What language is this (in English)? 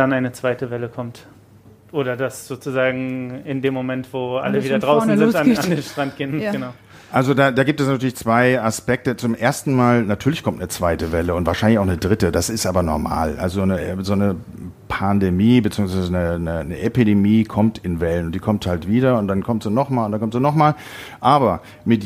German